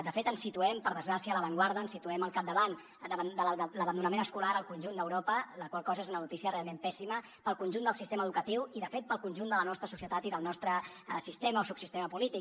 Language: Catalan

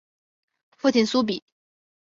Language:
Chinese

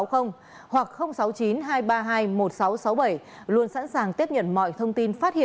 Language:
Vietnamese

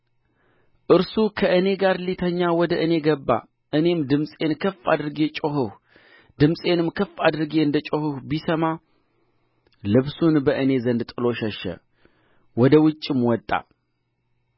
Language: Amharic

